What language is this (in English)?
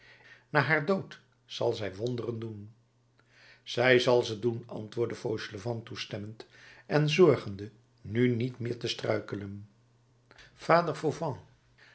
Dutch